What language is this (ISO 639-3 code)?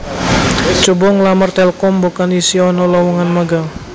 jav